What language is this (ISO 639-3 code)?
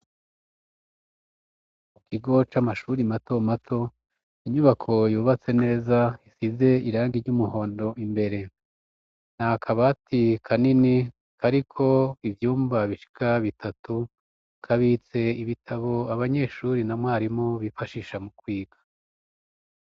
run